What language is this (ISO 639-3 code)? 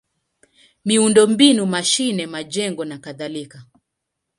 swa